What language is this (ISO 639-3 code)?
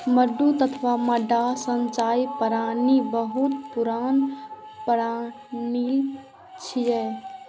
mai